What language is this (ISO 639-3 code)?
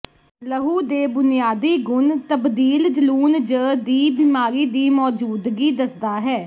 pan